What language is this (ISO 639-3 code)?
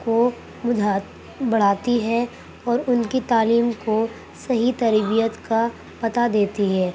urd